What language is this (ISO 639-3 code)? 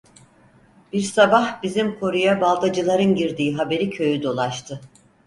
tur